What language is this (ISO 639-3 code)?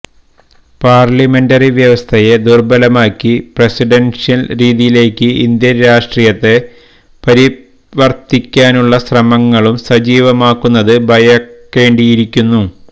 mal